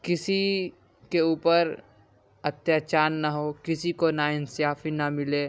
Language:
Urdu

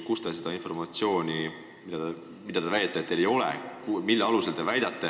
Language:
Estonian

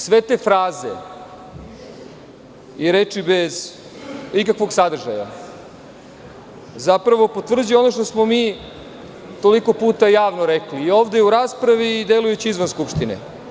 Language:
Serbian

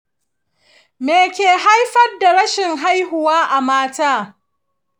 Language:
Hausa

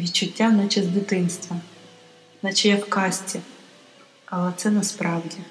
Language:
Ukrainian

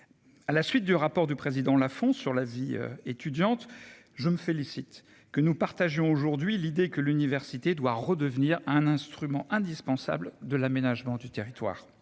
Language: French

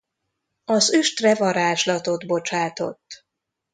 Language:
Hungarian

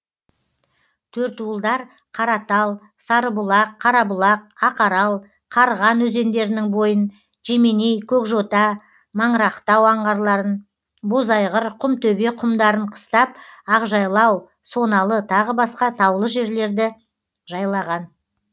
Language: Kazakh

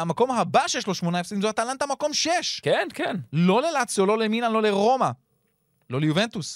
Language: Hebrew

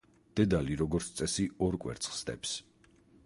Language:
Georgian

